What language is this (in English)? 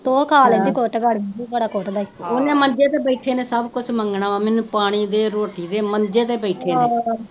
Punjabi